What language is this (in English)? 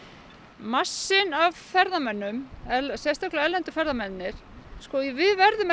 Icelandic